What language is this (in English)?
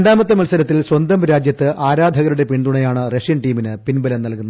Malayalam